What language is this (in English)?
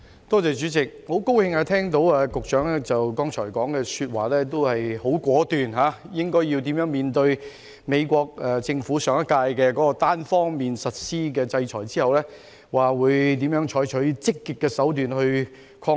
Cantonese